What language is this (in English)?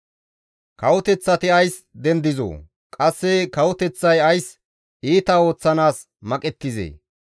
Gamo